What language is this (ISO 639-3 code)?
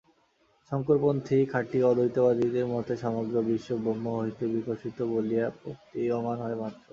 ben